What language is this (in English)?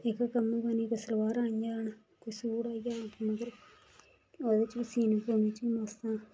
Dogri